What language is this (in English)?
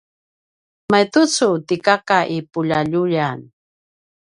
Paiwan